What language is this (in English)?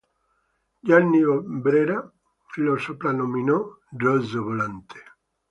Italian